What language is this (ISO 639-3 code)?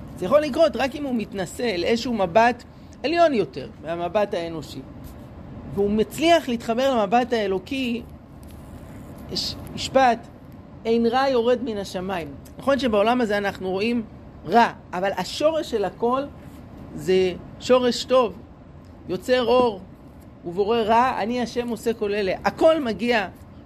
heb